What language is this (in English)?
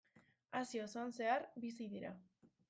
Basque